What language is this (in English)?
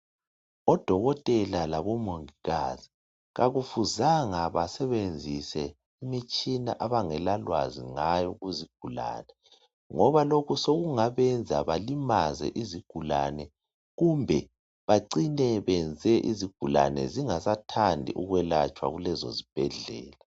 North Ndebele